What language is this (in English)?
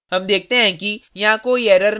Hindi